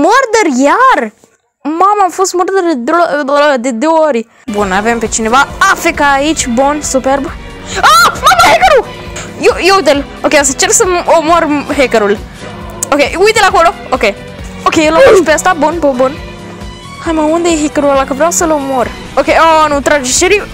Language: Romanian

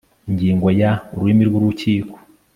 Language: Kinyarwanda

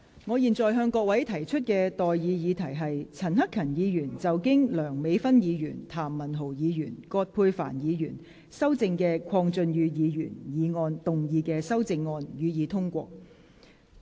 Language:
Cantonese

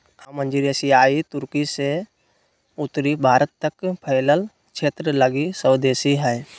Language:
Magahi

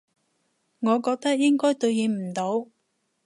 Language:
Cantonese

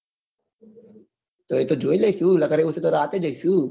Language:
Gujarati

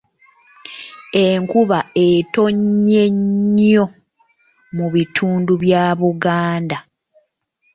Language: Ganda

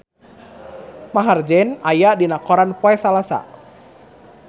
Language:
Sundanese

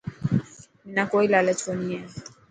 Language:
Dhatki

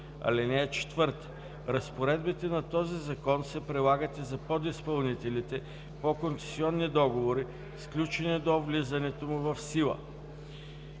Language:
Bulgarian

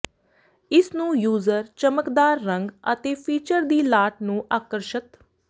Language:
Punjabi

